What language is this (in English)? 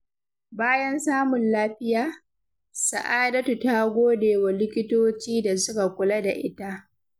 Hausa